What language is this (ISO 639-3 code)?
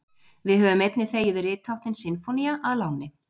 isl